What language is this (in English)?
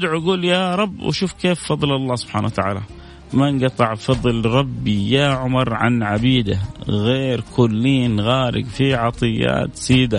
Arabic